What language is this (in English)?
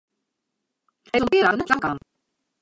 Western Frisian